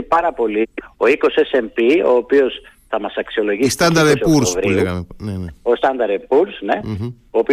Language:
Greek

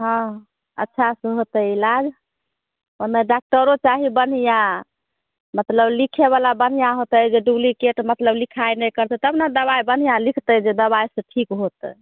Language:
Maithili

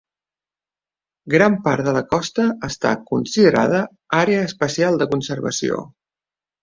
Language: Catalan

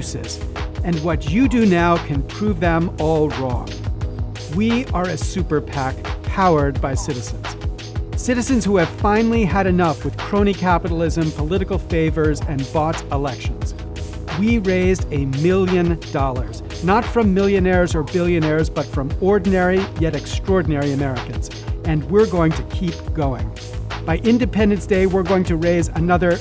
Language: English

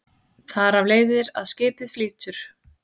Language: Icelandic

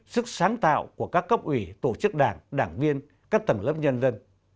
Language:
Vietnamese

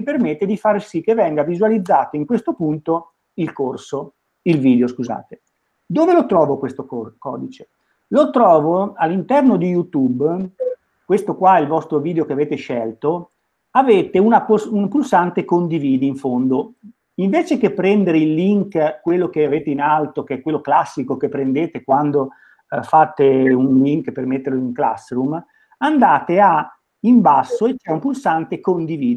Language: Italian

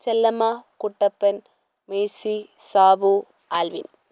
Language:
Malayalam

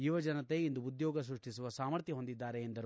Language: Kannada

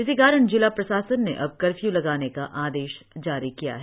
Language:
Hindi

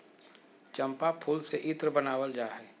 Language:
Magahi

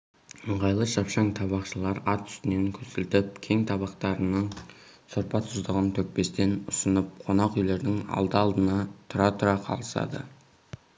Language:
Kazakh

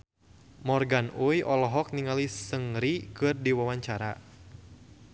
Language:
Sundanese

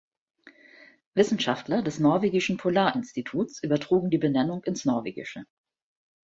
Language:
German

